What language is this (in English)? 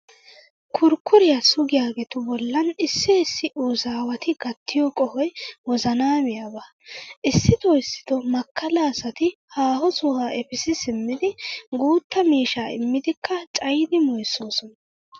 Wolaytta